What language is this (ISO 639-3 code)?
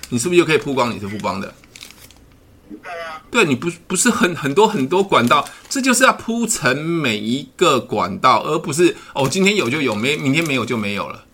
zho